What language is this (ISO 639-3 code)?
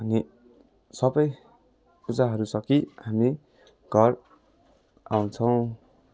nep